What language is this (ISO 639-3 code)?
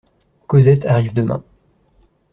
fra